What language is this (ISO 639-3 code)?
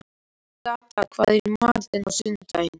isl